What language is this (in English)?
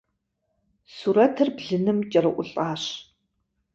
Kabardian